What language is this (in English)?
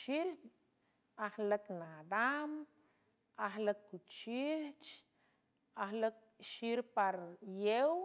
San Francisco Del Mar Huave